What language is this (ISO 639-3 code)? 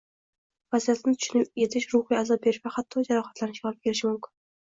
uzb